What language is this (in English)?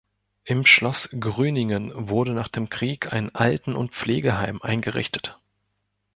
German